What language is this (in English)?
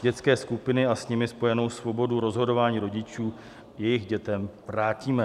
Czech